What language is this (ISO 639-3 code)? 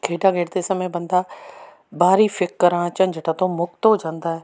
pan